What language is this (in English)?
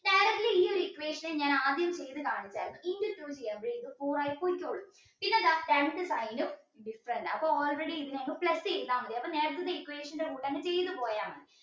Malayalam